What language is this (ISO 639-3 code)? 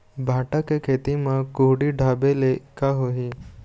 hne